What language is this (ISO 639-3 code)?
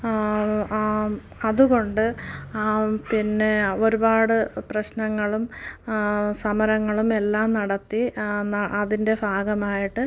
mal